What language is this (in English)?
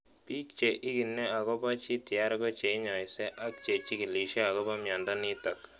Kalenjin